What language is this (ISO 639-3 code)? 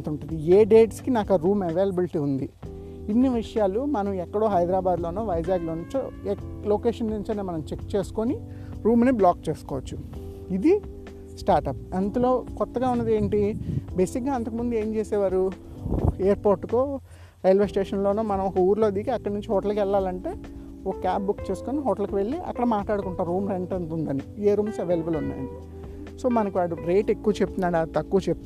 tel